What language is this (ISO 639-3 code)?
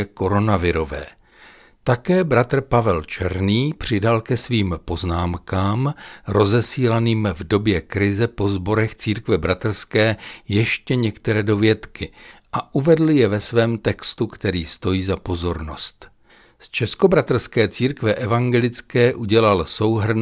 ces